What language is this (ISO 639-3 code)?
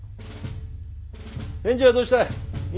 jpn